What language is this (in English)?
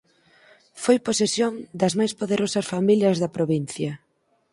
Galician